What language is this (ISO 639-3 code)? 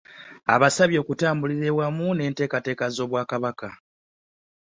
lug